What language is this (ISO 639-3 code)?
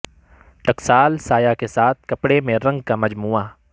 urd